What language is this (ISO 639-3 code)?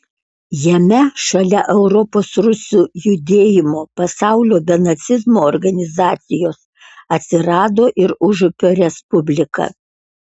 lit